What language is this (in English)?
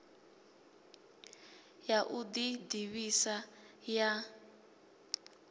Venda